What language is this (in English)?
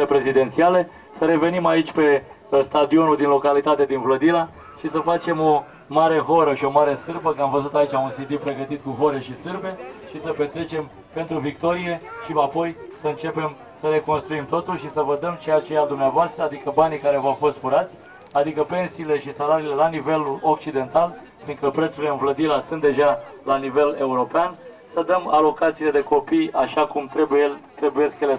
Romanian